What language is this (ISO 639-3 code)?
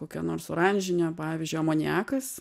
lit